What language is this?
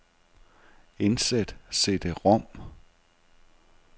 Danish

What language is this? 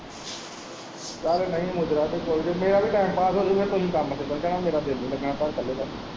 Punjabi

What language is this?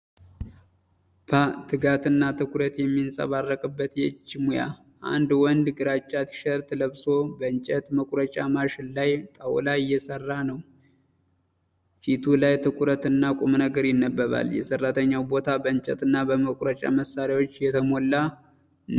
Amharic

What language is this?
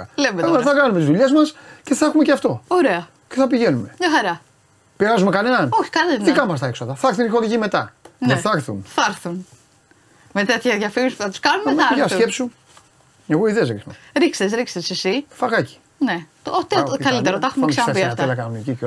Greek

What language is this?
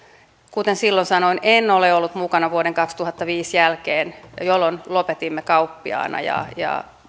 Finnish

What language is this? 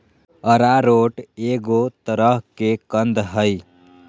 Magahi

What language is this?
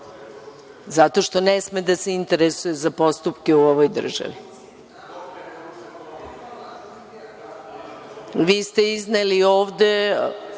Serbian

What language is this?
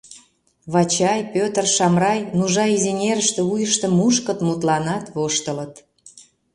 Mari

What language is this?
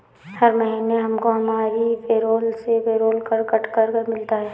Hindi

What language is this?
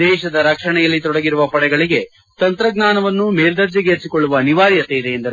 Kannada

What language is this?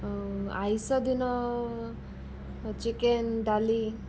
Odia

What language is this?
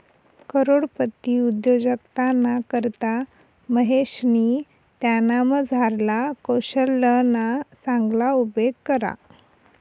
Marathi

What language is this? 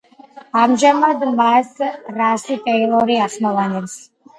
Georgian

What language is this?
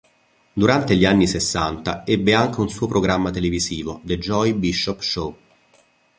Italian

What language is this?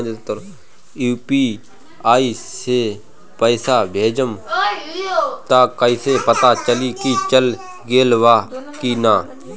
Bhojpuri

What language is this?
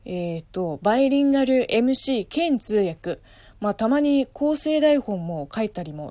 Japanese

